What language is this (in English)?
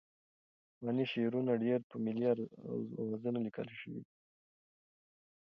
Pashto